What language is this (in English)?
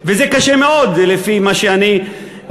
Hebrew